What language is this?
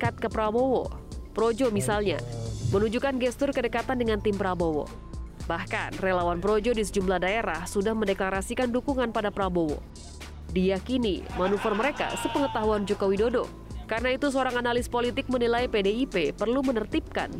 Indonesian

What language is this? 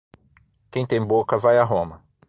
Portuguese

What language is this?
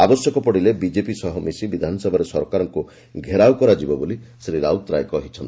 Odia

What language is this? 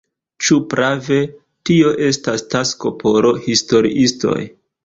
Esperanto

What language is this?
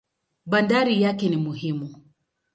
Swahili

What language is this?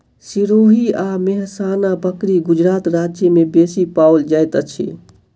Maithili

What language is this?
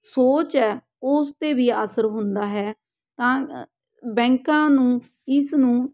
Punjabi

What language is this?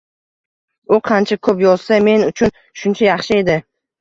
Uzbek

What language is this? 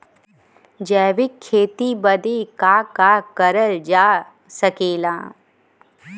Bhojpuri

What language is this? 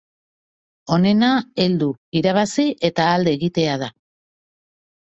Basque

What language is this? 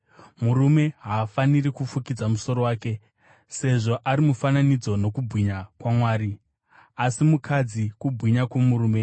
Shona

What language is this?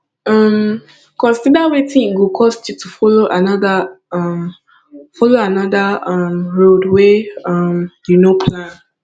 Nigerian Pidgin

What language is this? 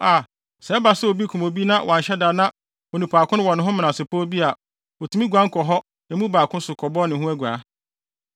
Akan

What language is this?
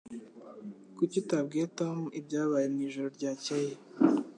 Kinyarwanda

